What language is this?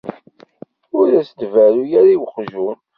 Kabyle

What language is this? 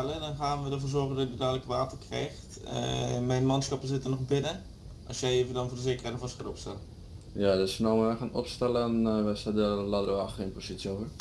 Dutch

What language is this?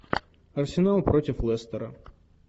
Russian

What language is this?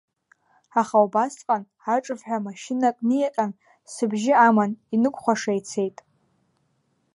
Abkhazian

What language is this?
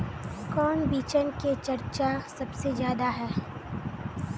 Magahi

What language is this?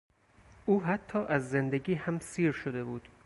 Persian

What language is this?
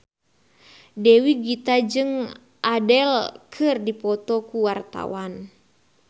Sundanese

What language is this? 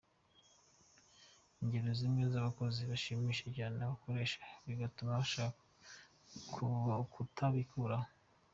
Kinyarwanda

